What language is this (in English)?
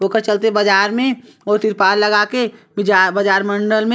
Chhattisgarhi